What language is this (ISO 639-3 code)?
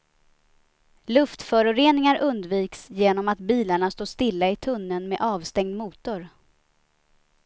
swe